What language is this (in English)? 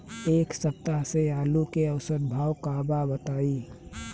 Bhojpuri